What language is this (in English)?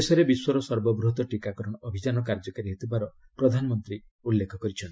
Odia